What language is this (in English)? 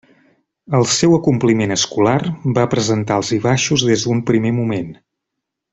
Catalan